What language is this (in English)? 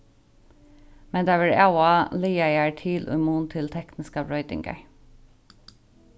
Faroese